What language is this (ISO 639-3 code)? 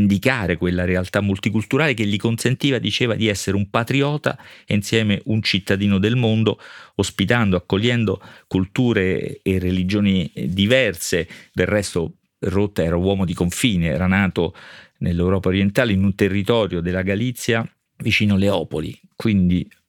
ita